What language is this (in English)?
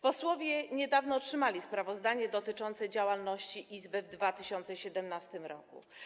Polish